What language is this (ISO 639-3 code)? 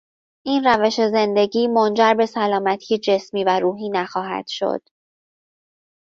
fas